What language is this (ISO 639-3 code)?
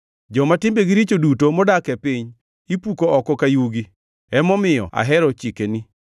luo